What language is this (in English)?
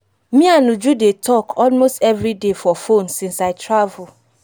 Nigerian Pidgin